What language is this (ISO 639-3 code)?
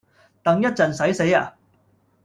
yue